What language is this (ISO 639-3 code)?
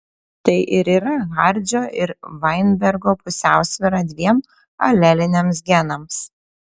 lit